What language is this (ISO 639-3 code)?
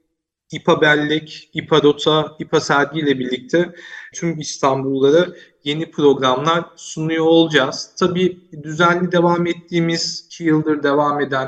tur